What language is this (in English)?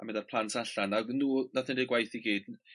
Welsh